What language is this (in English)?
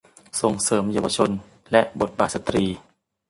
Thai